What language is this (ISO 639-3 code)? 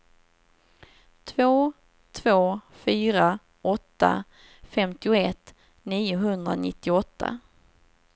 swe